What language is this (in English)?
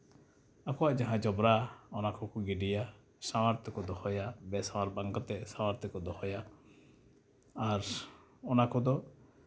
Santali